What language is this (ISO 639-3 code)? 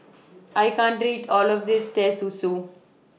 eng